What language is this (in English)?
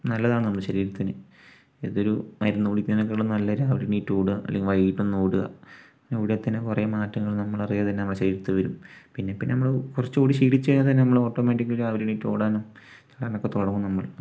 Malayalam